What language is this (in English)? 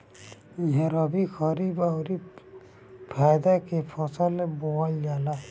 Bhojpuri